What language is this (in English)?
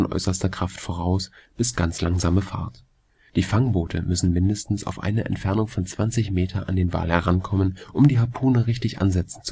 German